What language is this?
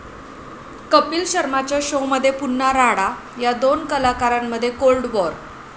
Marathi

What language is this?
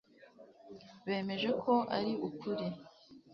Kinyarwanda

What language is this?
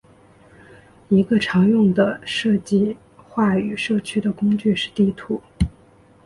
Chinese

